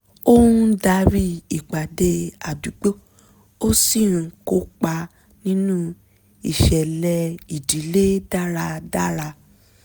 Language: Yoruba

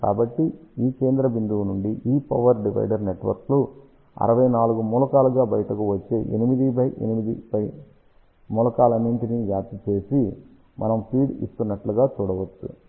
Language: Telugu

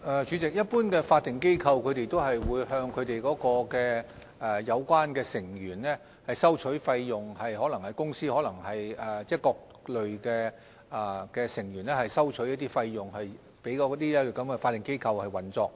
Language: Cantonese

